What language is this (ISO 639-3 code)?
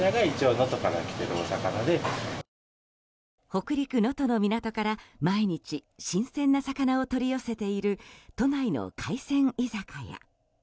jpn